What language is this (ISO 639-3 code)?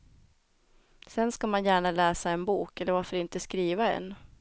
swe